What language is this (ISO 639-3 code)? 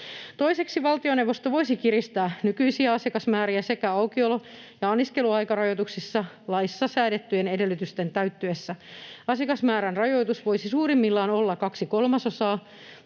fin